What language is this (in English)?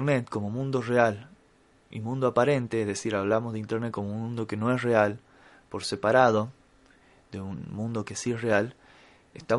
Spanish